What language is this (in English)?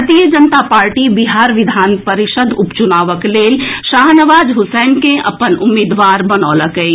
Maithili